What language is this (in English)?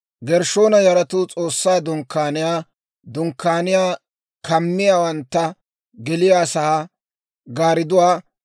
Dawro